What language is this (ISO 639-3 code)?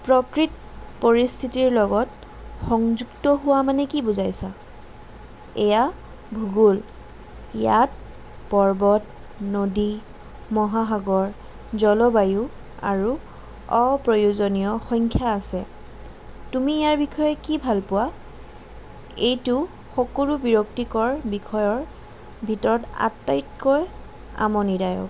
asm